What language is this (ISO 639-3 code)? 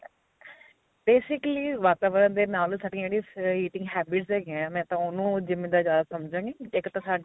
pan